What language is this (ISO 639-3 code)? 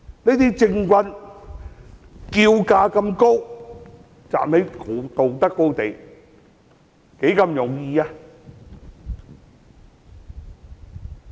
yue